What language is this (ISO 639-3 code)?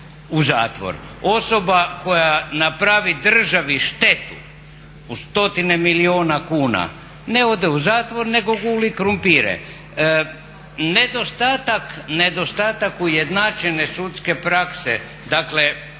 hrv